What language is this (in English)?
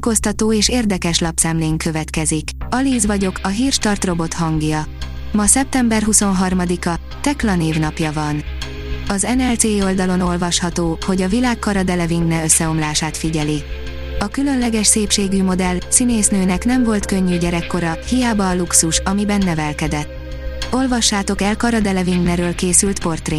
Hungarian